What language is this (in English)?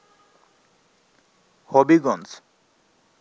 Bangla